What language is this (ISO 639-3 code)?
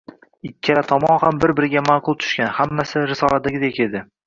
uzb